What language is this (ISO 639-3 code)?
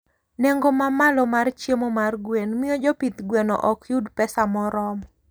luo